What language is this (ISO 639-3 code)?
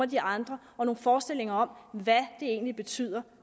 dan